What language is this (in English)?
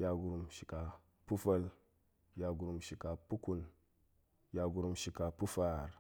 Goemai